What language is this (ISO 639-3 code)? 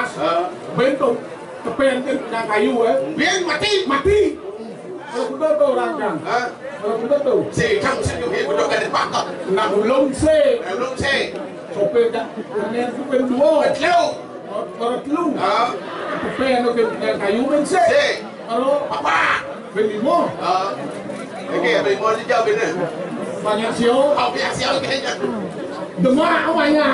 ind